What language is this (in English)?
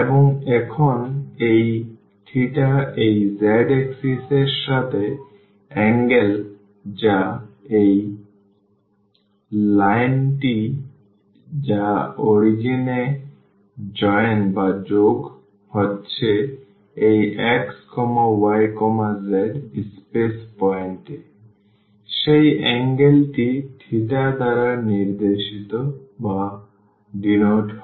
Bangla